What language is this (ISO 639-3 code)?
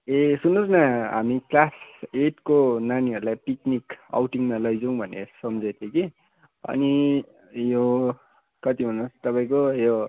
nep